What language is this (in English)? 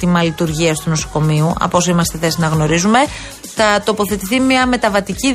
Greek